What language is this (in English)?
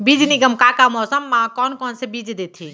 Chhattisgarhi